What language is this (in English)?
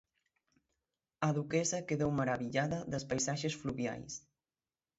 Galician